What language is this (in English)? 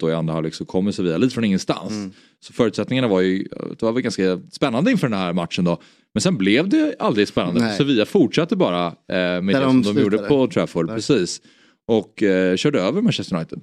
Swedish